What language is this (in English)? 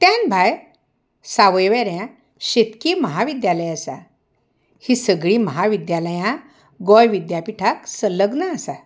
Konkani